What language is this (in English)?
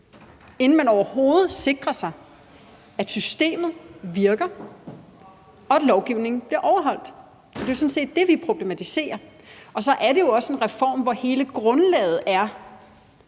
Danish